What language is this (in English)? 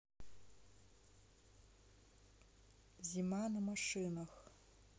Russian